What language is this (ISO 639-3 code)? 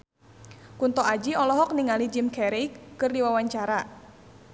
sun